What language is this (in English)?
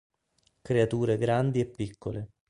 Italian